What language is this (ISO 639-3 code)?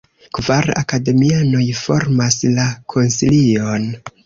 epo